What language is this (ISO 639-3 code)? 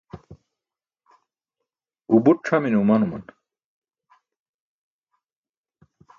bsk